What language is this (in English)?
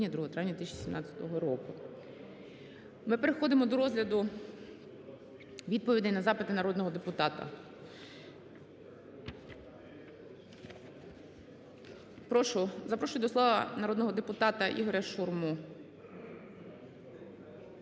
Ukrainian